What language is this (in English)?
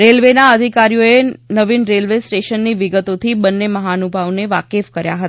Gujarati